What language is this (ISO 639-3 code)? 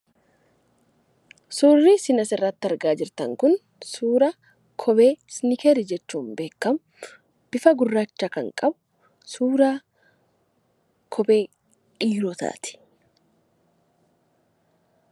orm